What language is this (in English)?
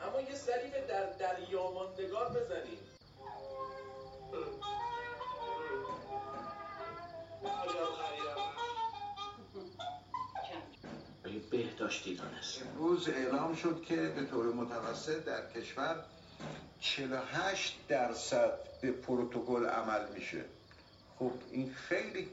Persian